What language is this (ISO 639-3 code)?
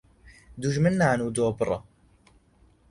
ckb